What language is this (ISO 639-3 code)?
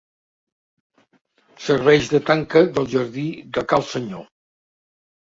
cat